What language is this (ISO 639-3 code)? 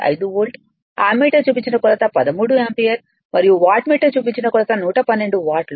tel